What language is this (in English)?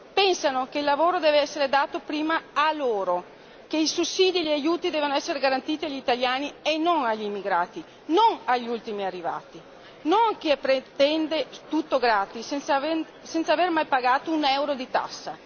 Italian